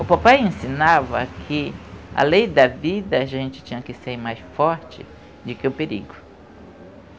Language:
Portuguese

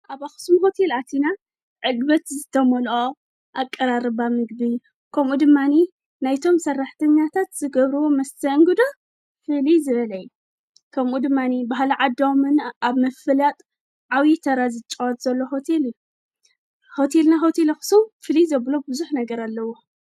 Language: Tigrinya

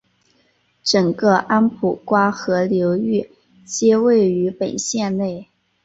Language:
Chinese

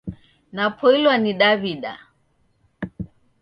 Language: Taita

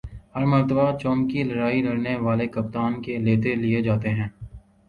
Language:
Urdu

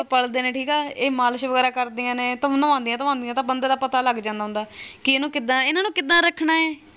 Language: Punjabi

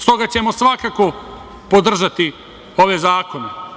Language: Serbian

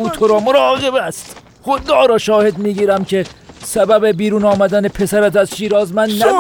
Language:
Persian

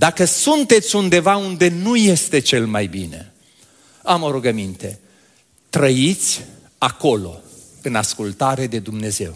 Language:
Romanian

